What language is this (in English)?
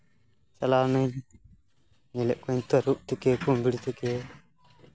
Santali